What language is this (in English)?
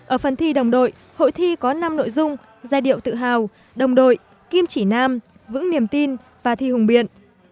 Vietnamese